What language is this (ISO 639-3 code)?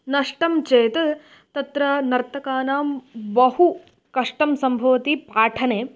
san